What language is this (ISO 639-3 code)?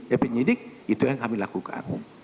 ind